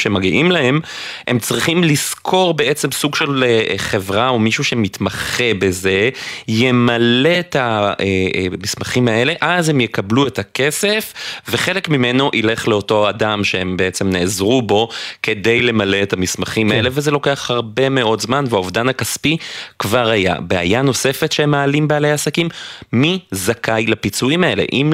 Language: Hebrew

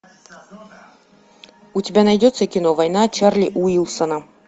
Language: Russian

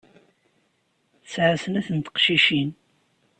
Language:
Kabyle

